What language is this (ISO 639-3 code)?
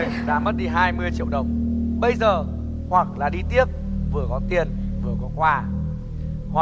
vie